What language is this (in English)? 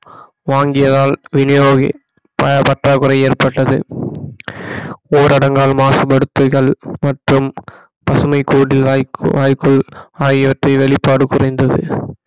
Tamil